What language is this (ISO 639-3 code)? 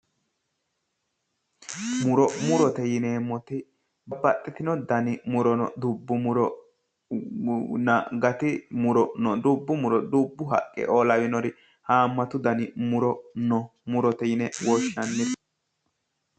sid